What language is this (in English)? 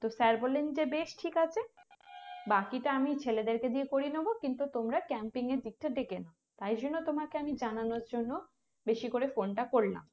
Bangla